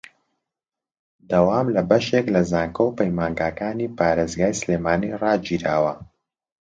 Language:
Central Kurdish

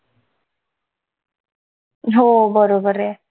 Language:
Marathi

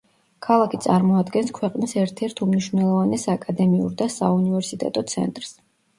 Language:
Georgian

